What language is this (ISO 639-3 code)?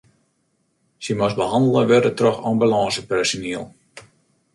fry